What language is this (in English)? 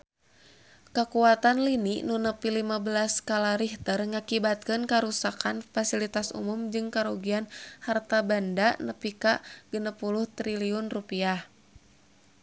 Sundanese